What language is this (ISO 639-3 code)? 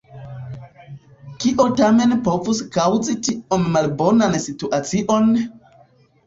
epo